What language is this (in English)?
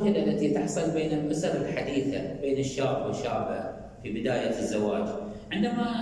Arabic